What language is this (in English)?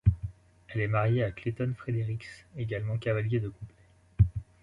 French